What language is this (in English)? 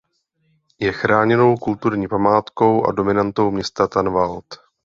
Czech